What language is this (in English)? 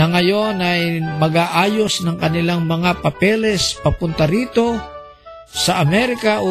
Filipino